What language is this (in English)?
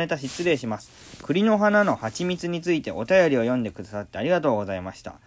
Japanese